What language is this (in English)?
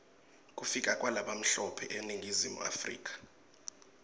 Swati